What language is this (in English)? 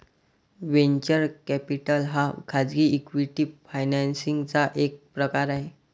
Marathi